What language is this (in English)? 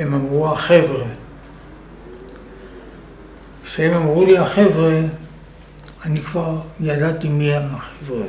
Hebrew